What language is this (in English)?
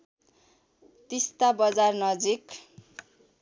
Nepali